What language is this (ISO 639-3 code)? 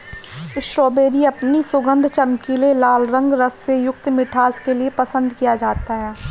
hin